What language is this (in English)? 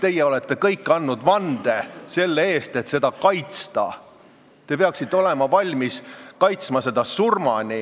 Estonian